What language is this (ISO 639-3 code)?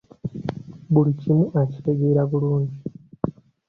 lug